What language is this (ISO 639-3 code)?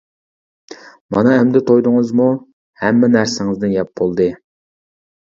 uig